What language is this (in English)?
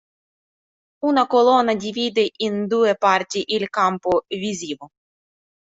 Italian